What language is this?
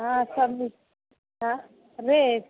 Maithili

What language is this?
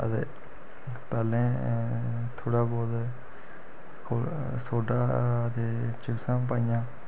Dogri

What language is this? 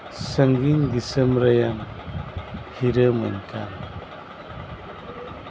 Santali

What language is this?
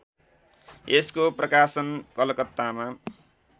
Nepali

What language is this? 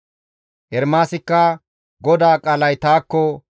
Gamo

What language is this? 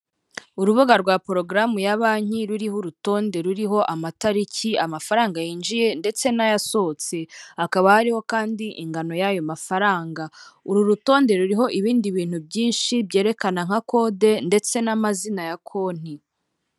Kinyarwanda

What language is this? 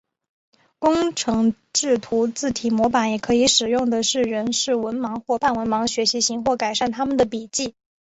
Chinese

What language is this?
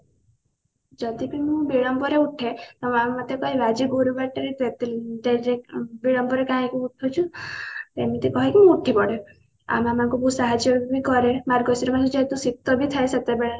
Odia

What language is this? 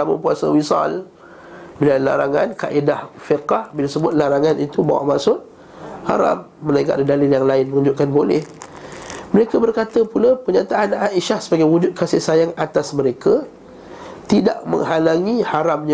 Malay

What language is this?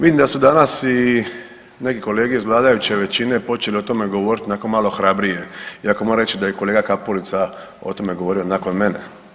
Croatian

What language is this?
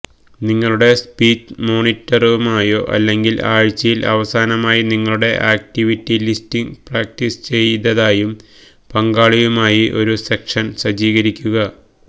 Malayalam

